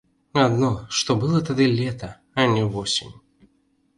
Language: Belarusian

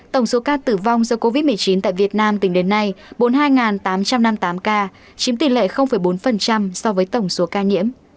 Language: Vietnamese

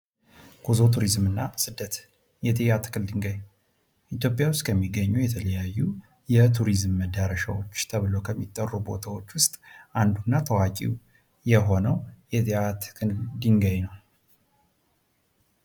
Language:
Amharic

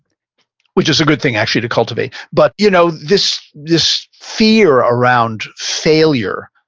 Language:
English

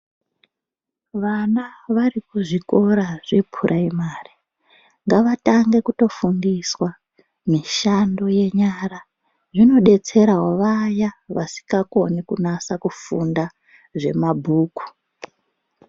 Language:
Ndau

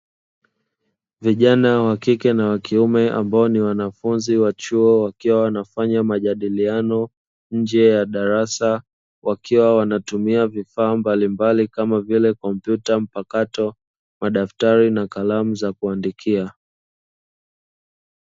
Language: Swahili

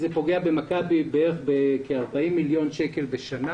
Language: Hebrew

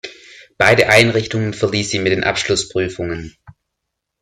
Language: German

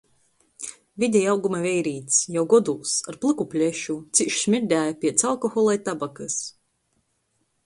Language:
Latgalian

